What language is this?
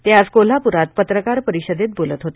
Marathi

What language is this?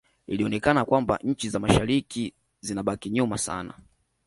Swahili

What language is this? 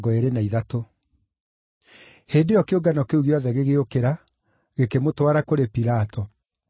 Kikuyu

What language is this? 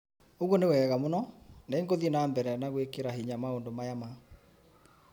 Kikuyu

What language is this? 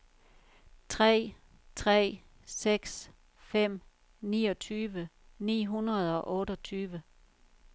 Danish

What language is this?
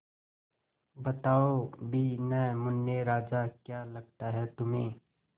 Hindi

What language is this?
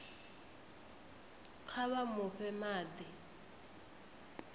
Venda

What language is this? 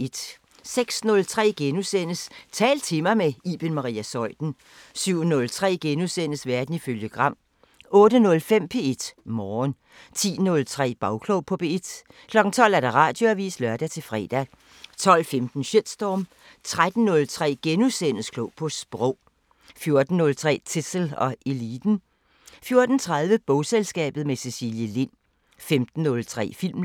Danish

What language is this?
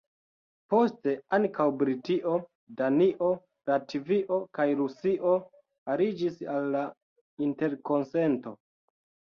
Esperanto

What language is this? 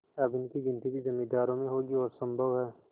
Hindi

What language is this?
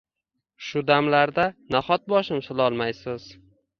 Uzbek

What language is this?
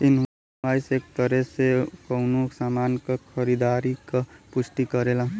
Bhojpuri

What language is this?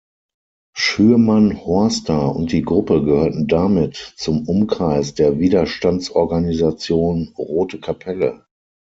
German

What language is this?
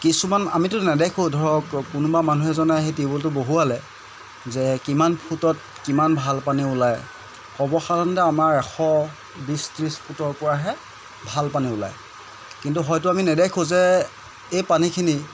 Assamese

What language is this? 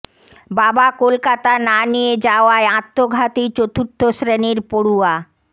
Bangla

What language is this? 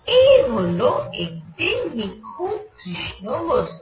Bangla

